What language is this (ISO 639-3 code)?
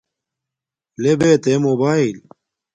dmk